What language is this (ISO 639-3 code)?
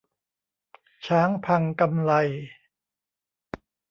tha